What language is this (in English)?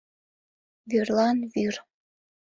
Mari